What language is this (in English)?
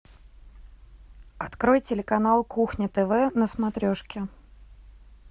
Russian